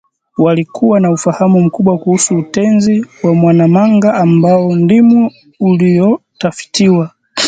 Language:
Swahili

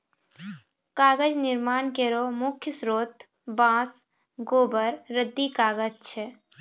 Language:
Maithili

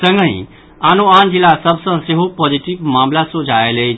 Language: Maithili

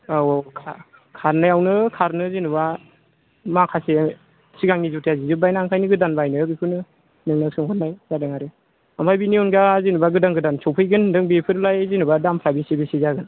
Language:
Bodo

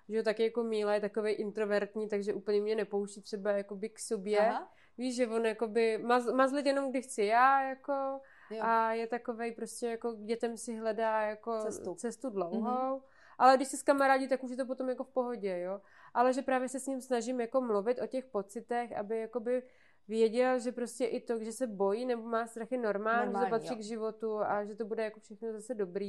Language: Czech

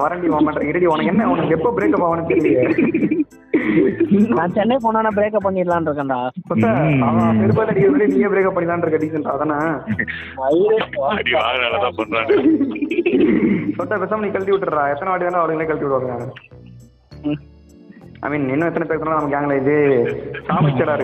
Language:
Tamil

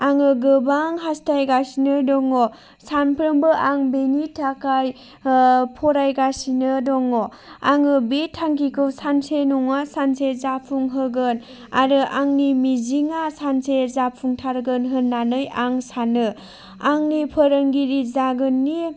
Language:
Bodo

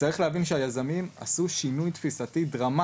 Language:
Hebrew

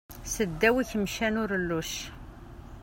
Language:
Kabyle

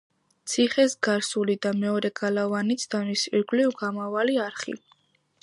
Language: Georgian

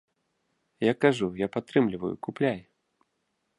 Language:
Belarusian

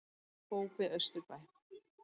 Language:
Icelandic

